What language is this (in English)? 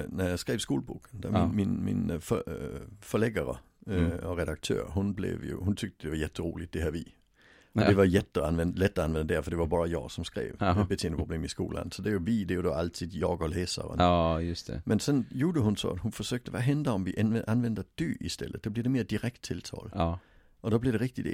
Swedish